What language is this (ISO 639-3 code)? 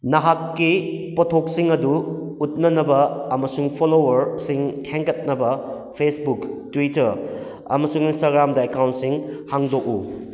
mni